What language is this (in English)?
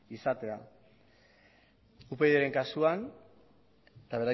Basque